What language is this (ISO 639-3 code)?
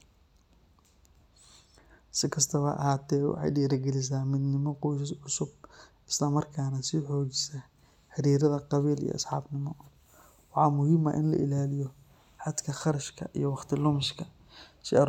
som